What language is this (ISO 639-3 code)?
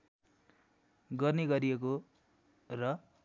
nep